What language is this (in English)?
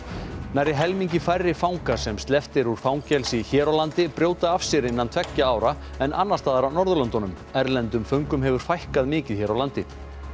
Icelandic